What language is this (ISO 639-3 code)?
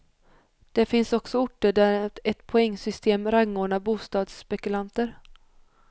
swe